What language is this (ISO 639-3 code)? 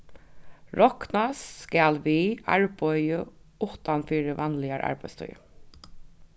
fao